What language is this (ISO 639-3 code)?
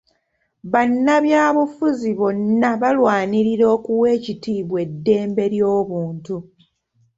lug